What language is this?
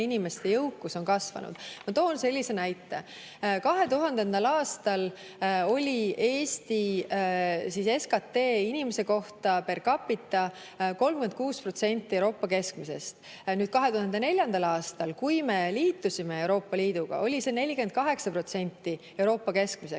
Estonian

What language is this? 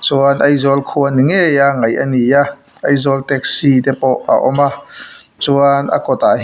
Mizo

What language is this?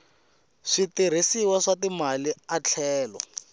Tsonga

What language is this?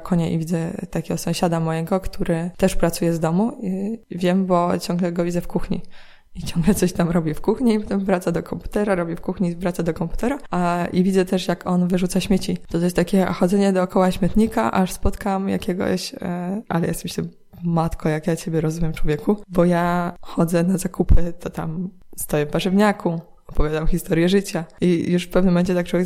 Polish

